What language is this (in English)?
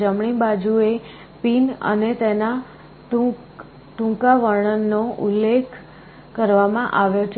Gujarati